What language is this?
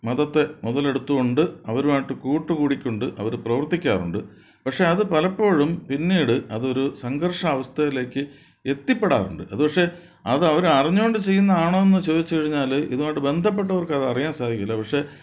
Malayalam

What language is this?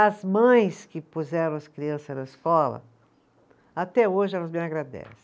Portuguese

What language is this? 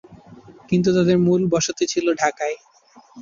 Bangla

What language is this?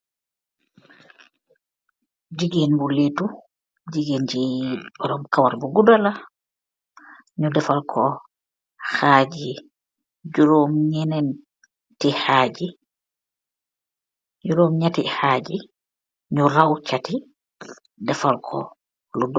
Wolof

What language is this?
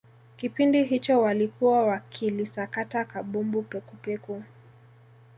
Swahili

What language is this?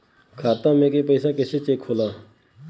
Bhojpuri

